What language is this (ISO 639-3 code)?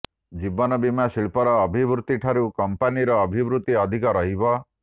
ori